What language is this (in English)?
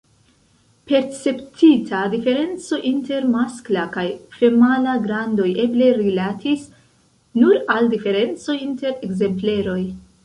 Esperanto